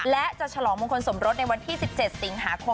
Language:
Thai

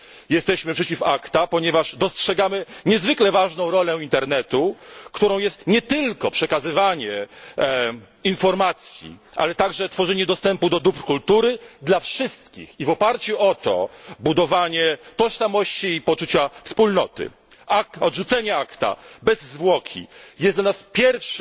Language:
Polish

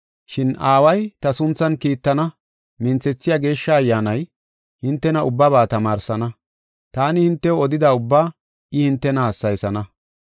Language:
Gofa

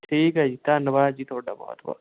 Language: Punjabi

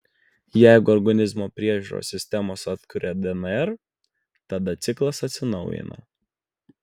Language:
Lithuanian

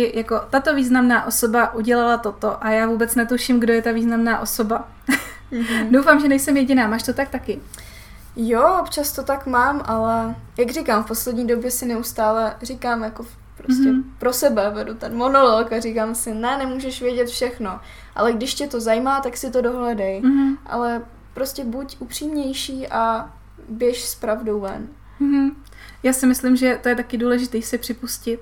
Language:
Czech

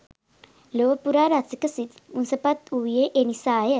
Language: Sinhala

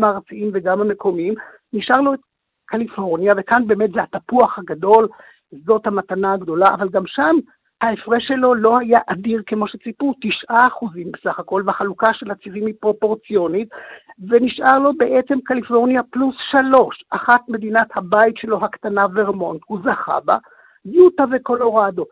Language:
Hebrew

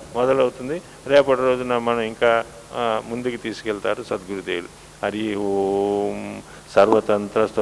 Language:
Telugu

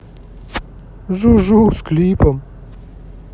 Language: Russian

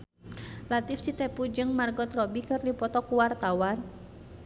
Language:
Sundanese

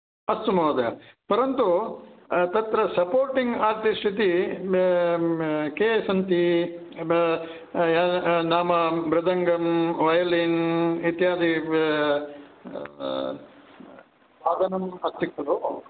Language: Sanskrit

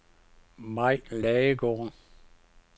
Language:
Danish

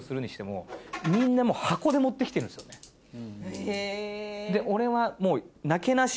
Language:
Japanese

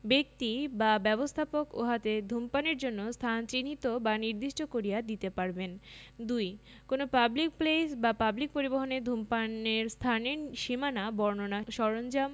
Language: Bangla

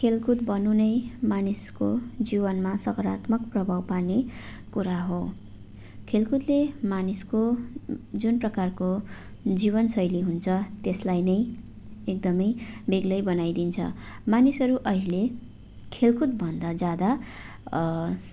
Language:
Nepali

